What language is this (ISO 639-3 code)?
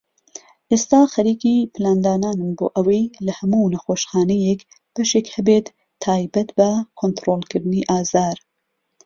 ckb